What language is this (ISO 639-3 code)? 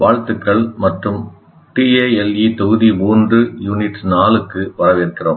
tam